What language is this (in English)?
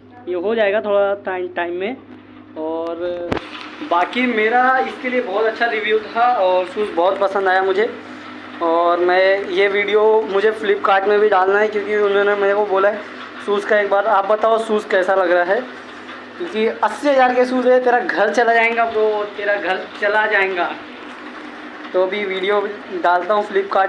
Hindi